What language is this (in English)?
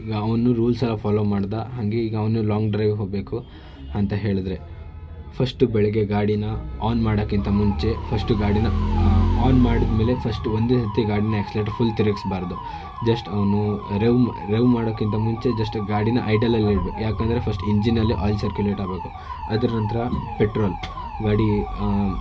Kannada